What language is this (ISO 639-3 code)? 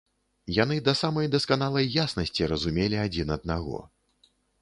bel